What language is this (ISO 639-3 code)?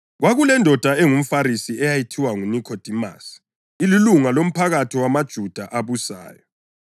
nde